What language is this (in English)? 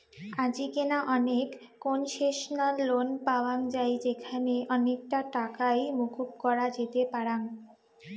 Bangla